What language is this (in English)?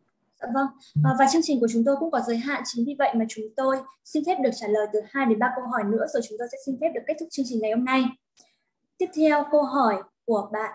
Vietnamese